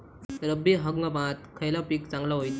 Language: Marathi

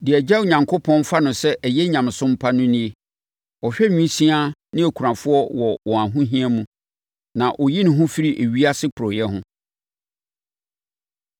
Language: Akan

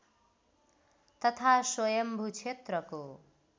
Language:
Nepali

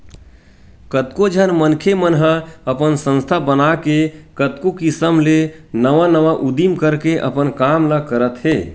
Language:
Chhattisgarhi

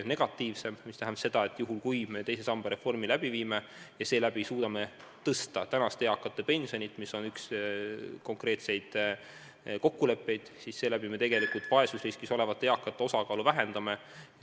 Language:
Estonian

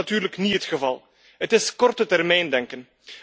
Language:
Dutch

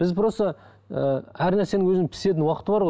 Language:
Kazakh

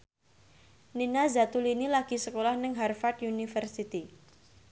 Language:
Javanese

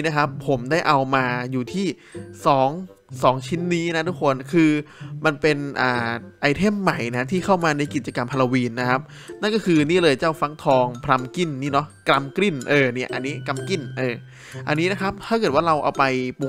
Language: Thai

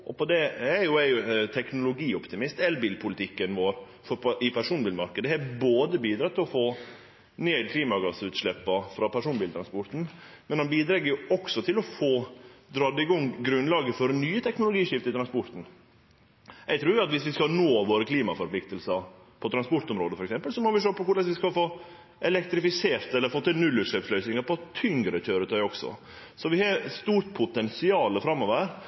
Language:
Norwegian Nynorsk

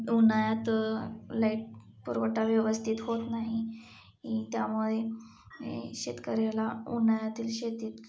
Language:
Marathi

